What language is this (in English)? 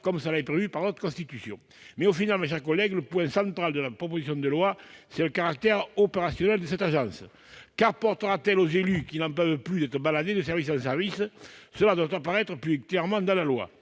French